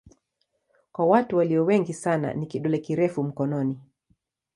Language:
Swahili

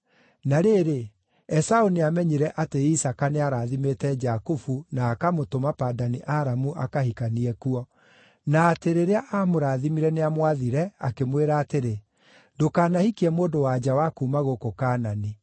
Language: Kikuyu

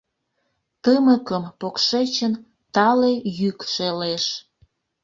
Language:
Mari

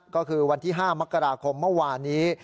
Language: Thai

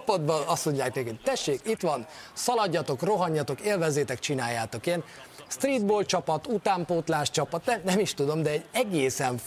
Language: Hungarian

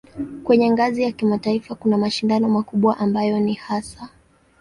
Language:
Swahili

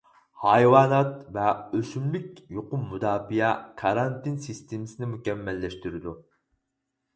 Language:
Uyghur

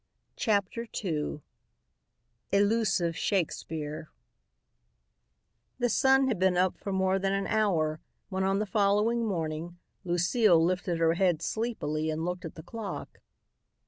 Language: English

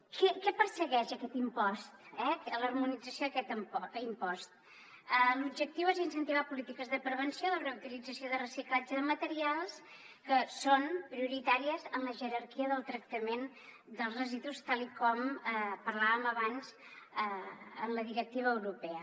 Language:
Catalan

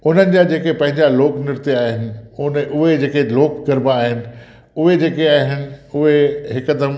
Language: Sindhi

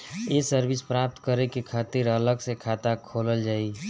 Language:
Bhojpuri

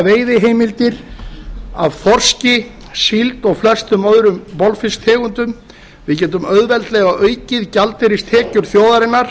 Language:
Icelandic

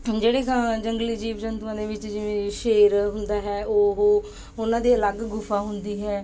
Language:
Punjabi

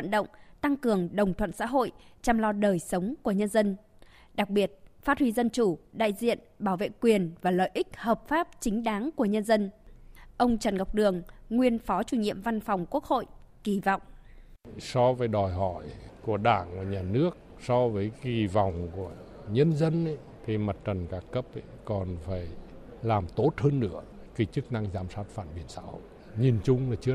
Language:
Vietnamese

